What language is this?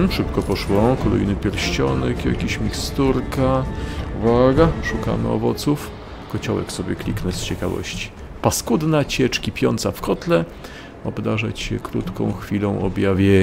Polish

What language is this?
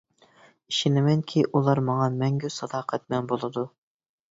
Uyghur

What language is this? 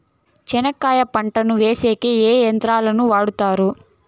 Telugu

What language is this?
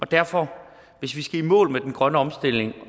Danish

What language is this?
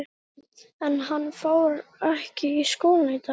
Icelandic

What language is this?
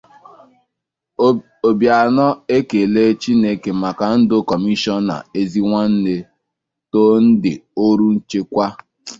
Igbo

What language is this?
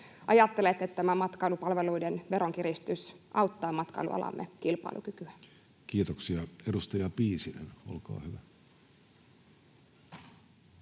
Finnish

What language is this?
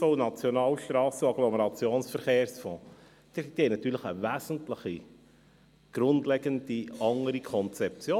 Swiss German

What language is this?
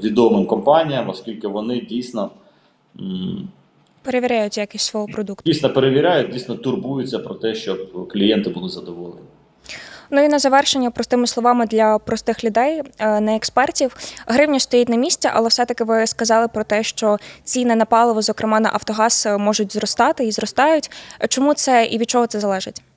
Ukrainian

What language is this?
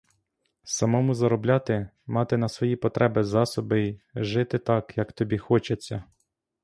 Ukrainian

